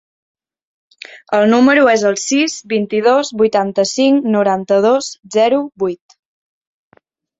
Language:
Catalan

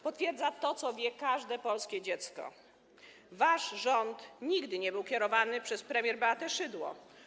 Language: Polish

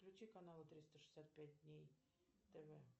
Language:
Russian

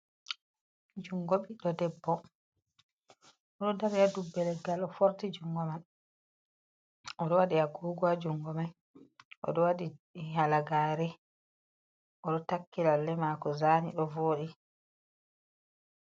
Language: Fula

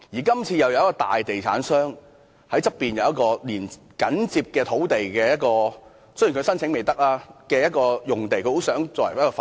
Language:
Cantonese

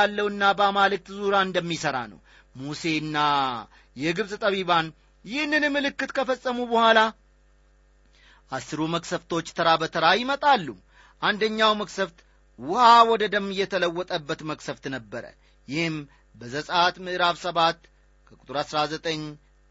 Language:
Amharic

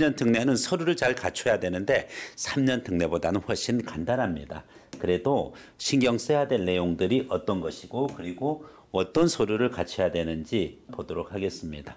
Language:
Korean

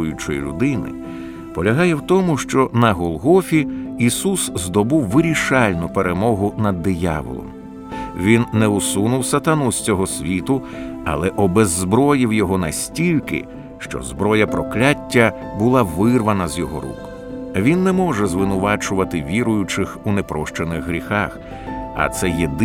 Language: Ukrainian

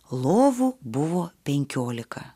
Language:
Lithuanian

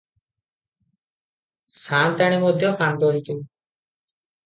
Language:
Odia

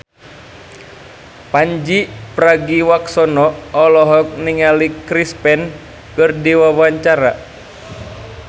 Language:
Sundanese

